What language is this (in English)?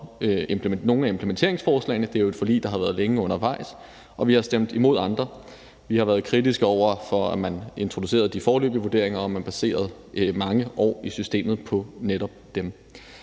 Danish